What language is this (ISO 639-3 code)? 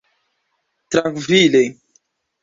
epo